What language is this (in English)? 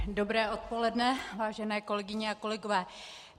Czech